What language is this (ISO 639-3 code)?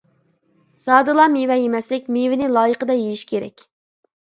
uig